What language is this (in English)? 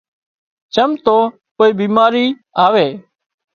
Wadiyara Koli